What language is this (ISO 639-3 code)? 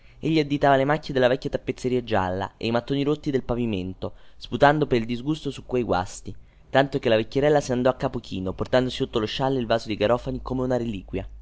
ita